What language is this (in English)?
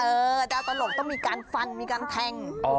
Thai